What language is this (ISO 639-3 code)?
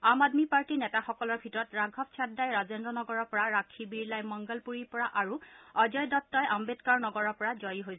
asm